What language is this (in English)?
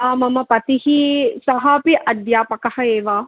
Sanskrit